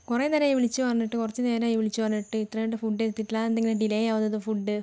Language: Malayalam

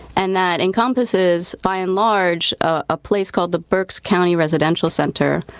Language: English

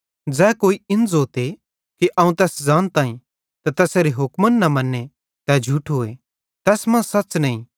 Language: Bhadrawahi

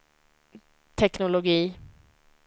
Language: Swedish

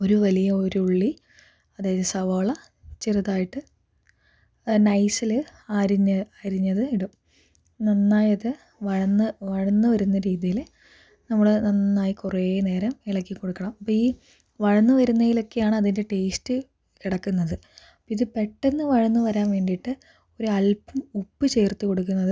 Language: Malayalam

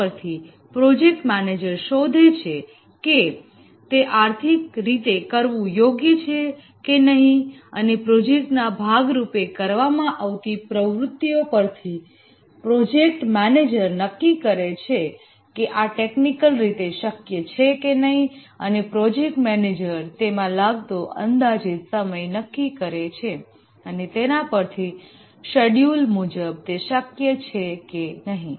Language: Gujarati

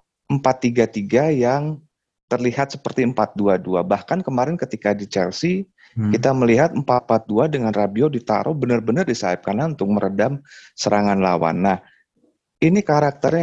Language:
Indonesian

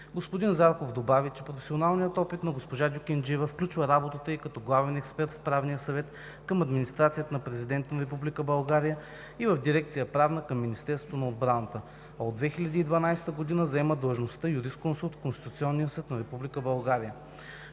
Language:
Bulgarian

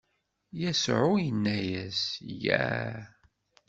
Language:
Kabyle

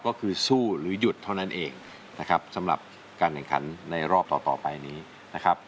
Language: Thai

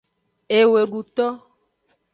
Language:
Aja (Benin)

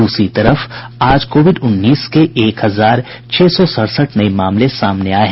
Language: Hindi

